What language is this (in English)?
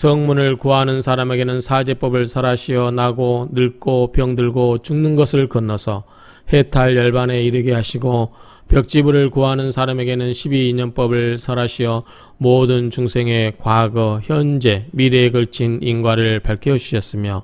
Korean